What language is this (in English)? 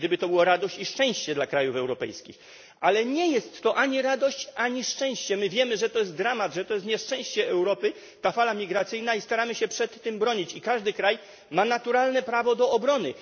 Polish